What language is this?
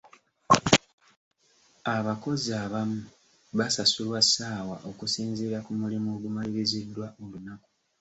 Ganda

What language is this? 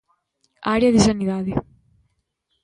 Galician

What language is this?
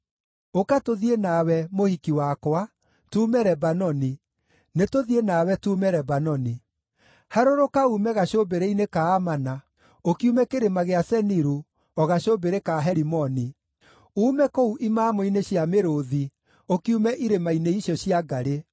Kikuyu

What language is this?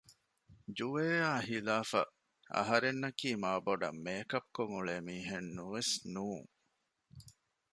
Divehi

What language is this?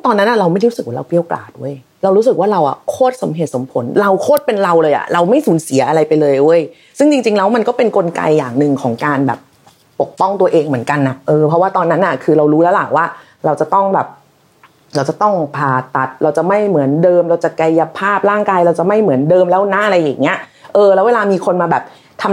Thai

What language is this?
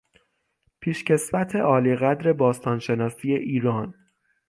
Persian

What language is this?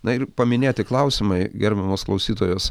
Lithuanian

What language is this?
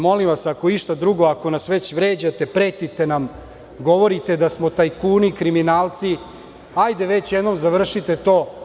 Serbian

